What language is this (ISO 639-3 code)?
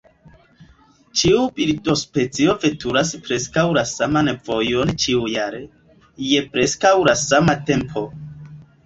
epo